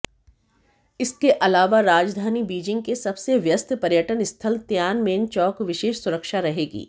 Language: Hindi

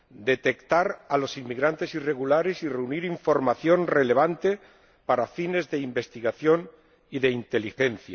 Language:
Spanish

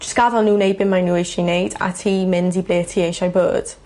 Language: Welsh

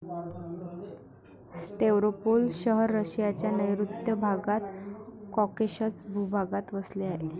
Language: Marathi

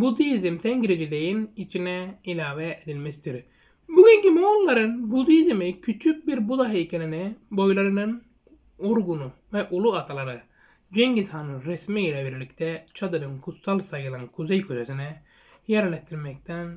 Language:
Turkish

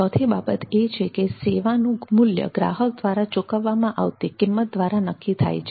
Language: Gujarati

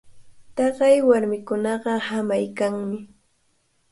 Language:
Cajatambo North Lima Quechua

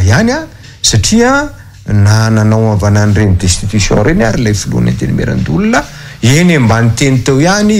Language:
Polish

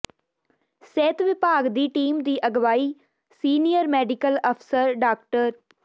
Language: Punjabi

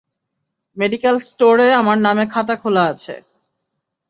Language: Bangla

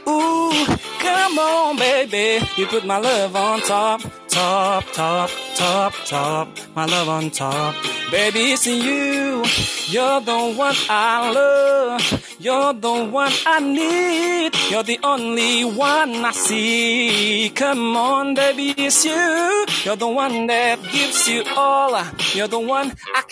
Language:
Malay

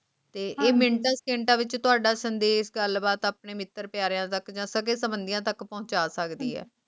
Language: Punjabi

